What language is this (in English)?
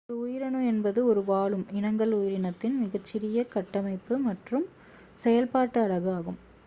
Tamil